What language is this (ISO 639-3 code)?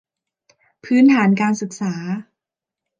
tha